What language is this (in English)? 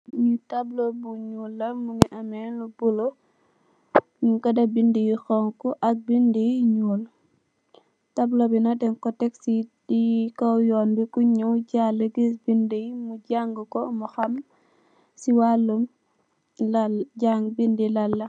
Wolof